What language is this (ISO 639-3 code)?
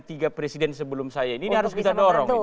ind